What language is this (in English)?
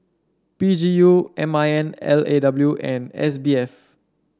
English